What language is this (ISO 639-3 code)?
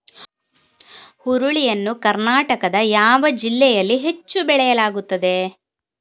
kan